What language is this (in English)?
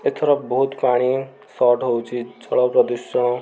Odia